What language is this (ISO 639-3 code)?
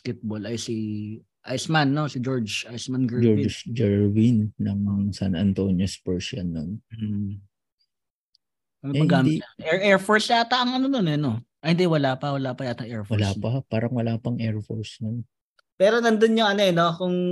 fil